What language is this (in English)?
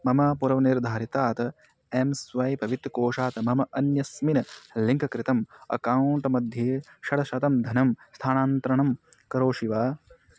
Sanskrit